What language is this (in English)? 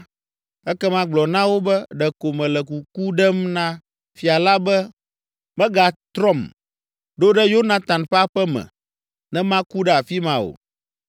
Ewe